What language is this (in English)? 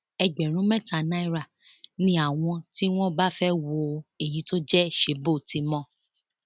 Yoruba